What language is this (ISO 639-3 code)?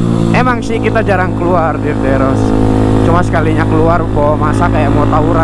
ind